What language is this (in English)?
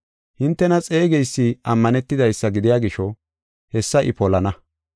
Gofa